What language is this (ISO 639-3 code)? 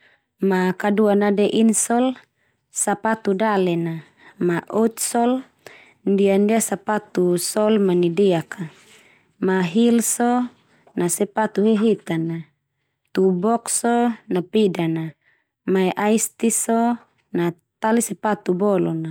twu